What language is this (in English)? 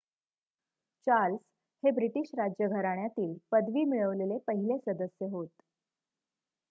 Marathi